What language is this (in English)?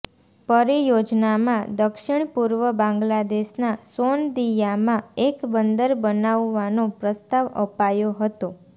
Gujarati